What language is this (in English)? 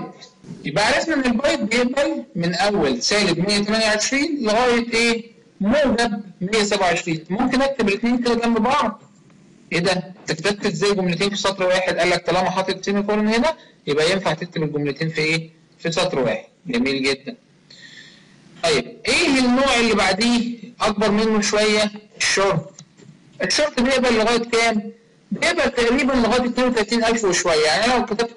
Arabic